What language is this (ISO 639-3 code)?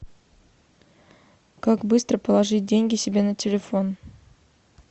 rus